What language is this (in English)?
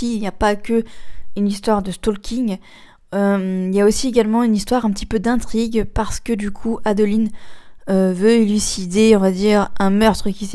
French